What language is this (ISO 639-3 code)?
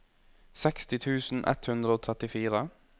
nor